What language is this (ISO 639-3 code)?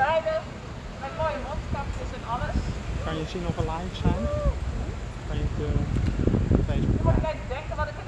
nld